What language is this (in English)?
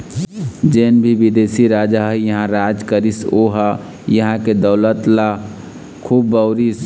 Chhattisgarhi